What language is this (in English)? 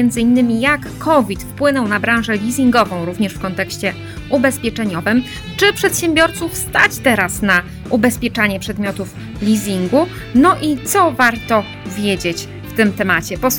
Polish